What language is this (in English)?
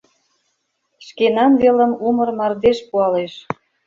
Mari